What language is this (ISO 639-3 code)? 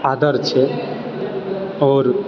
mai